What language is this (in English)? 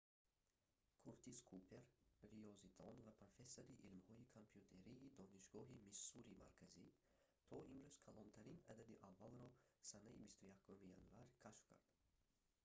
Tajik